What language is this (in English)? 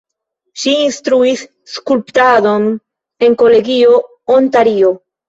Esperanto